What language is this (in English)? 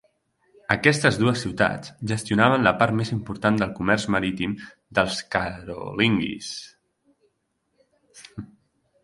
Catalan